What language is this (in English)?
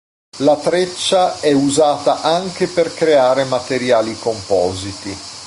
Italian